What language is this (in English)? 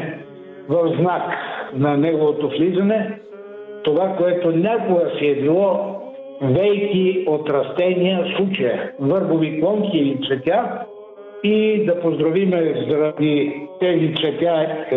Bulgarian